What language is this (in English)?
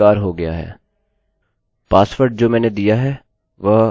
Hindi